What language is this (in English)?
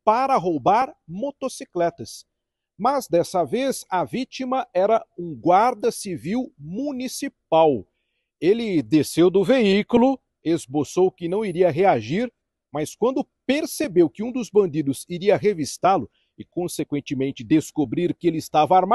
Portuguese